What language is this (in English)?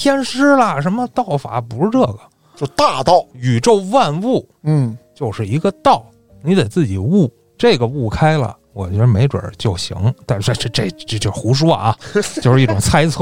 Chinese